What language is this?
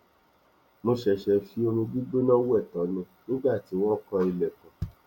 Yoruba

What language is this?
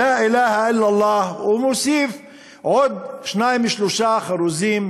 Hebrew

